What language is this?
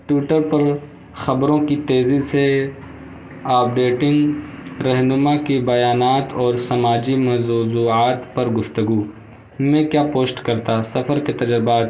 Urdu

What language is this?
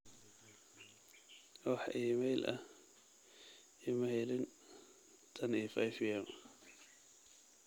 Somali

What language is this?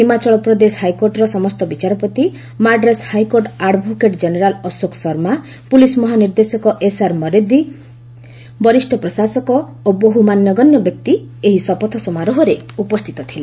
Odia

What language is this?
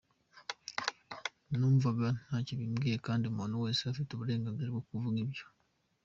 Kinyarwanda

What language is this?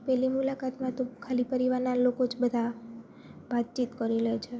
Gujarati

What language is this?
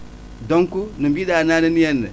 Wolof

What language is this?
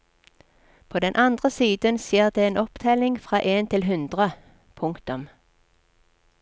Norwegian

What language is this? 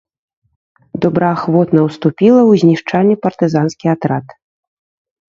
Belarusian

